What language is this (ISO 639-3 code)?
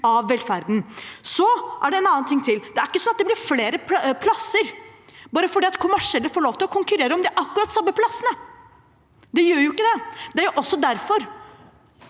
nor